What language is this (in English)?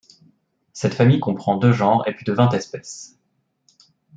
French